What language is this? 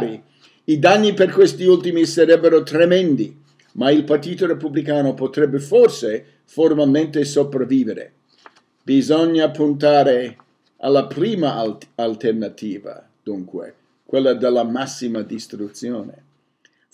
Italian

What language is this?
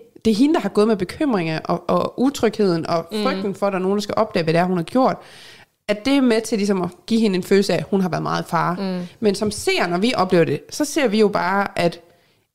Danish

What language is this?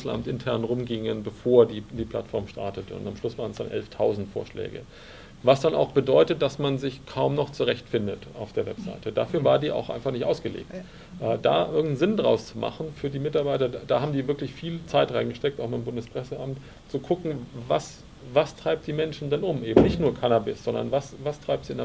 German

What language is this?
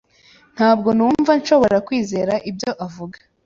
Kinyarwanda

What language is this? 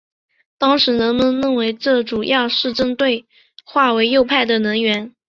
Chinese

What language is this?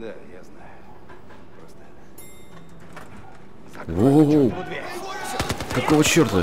Russian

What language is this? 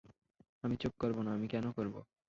Bangla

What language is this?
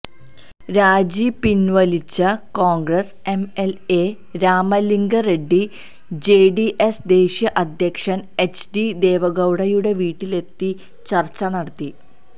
Malayalam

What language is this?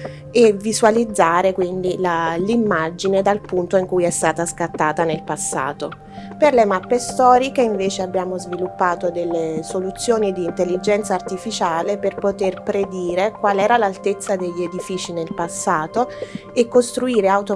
Italian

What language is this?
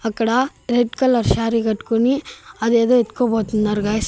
Telugu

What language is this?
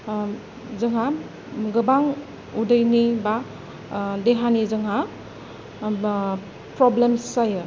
Bodo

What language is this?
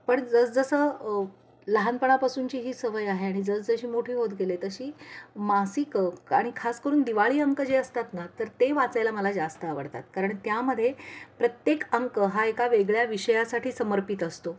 Marathi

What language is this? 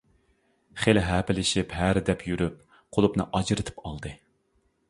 Uyghur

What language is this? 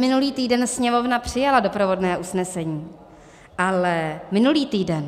Czech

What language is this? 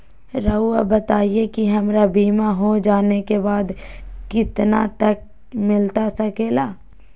Magahi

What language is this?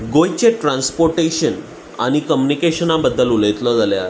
Konkani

